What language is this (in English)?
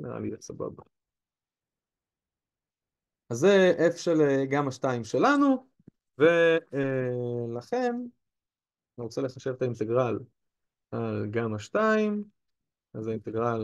Hebrew